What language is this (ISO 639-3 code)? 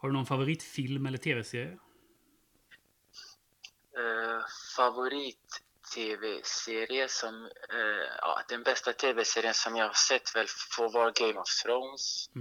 swe